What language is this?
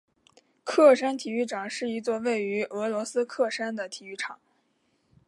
Chinese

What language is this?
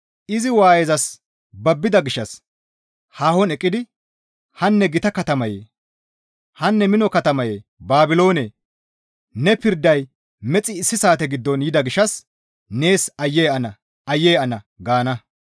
Gamo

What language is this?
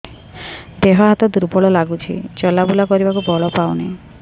Odia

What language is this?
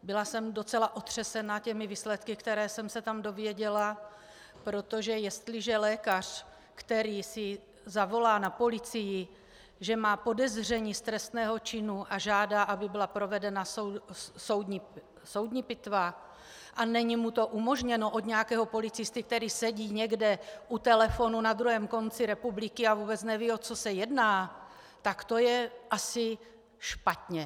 Czech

